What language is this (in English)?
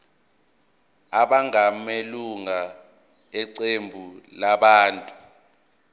Zulu